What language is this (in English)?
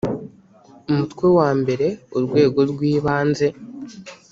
Kinyarwanda